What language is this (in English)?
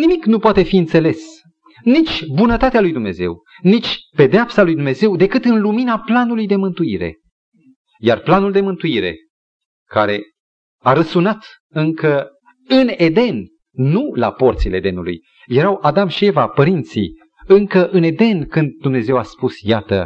Romanian